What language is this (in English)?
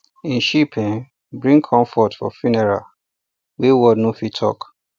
Nigerian Pidgin